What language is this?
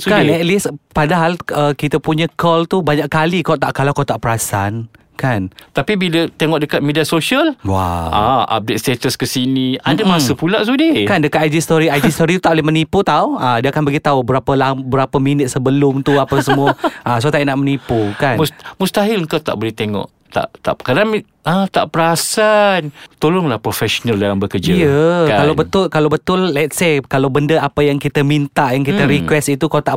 Malay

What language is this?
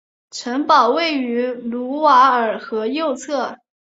Chinese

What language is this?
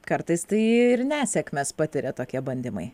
Lithuanian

